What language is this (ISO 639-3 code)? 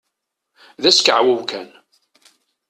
kab